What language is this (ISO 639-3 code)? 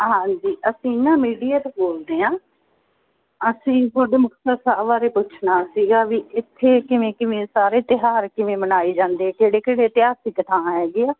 pan